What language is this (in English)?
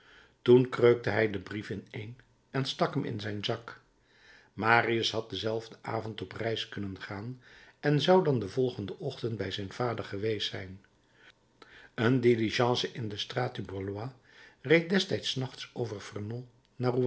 Dutch